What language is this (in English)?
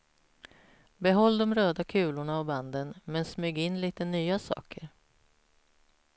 Swedish